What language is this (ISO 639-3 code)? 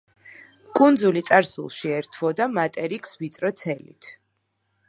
kat